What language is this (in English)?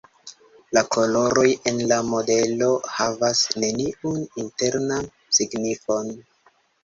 Esperanto